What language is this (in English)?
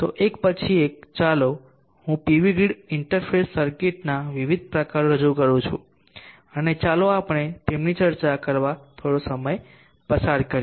Gujarati